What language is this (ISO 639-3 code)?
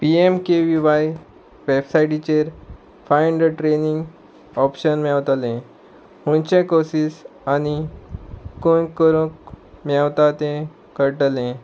kok